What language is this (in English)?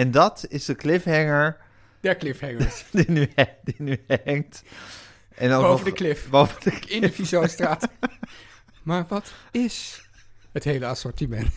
Dutch